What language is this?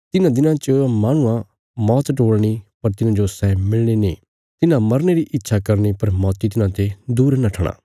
Bilaspuri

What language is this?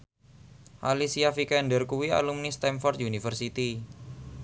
Javanese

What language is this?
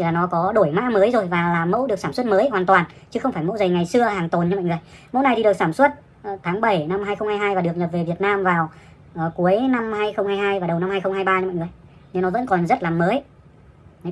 Vietnamese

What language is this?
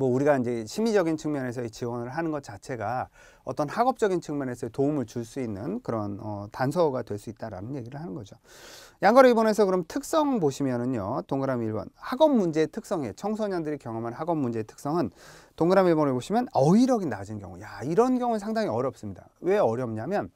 Korean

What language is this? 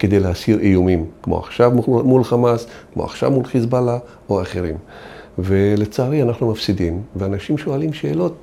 Hebrew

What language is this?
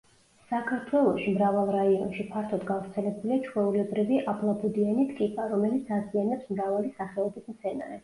Georgian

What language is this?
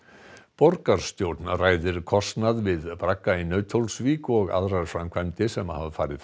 Icelandic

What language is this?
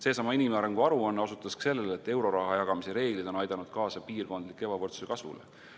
Estonian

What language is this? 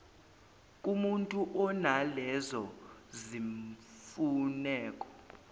Zulu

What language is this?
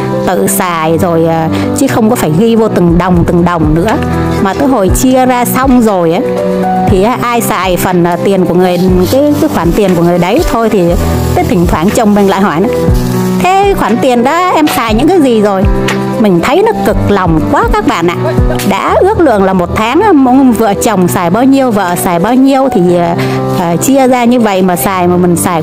Vietnamese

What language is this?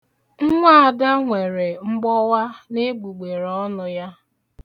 Igbo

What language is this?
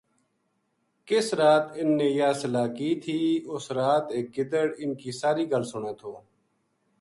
Gujari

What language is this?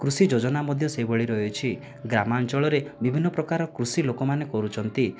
Odia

